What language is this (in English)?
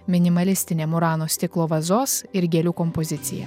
Lithuanian